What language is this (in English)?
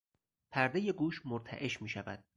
Persian